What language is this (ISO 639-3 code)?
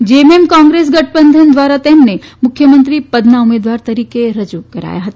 guj